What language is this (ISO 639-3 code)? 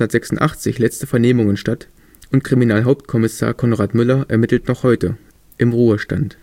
deu